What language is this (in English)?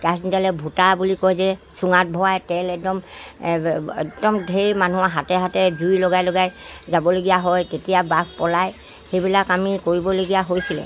Assamese